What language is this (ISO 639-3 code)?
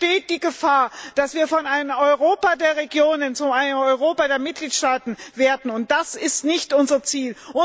deu